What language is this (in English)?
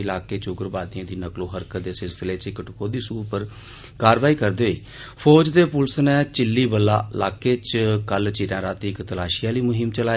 Dogri